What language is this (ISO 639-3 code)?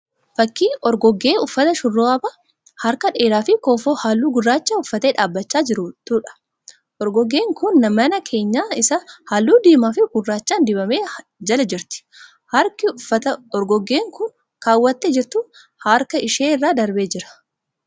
orm